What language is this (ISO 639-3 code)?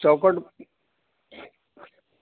urd